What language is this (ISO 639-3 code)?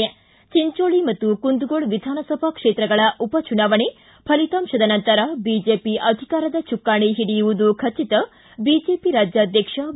kan